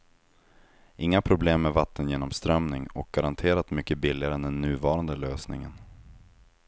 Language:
Swedish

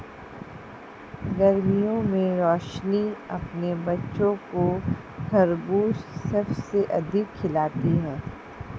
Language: Hindi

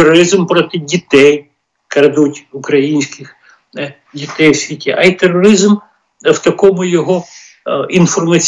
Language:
Ukrainian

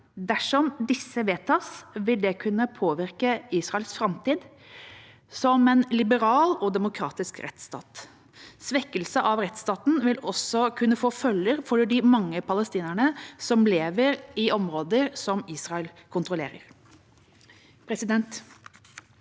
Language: Norwegian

